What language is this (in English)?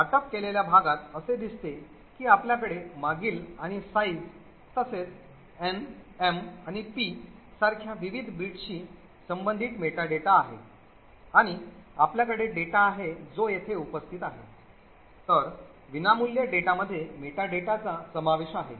Marathi